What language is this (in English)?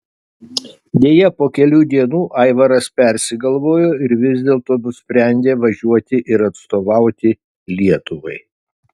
Lithuanian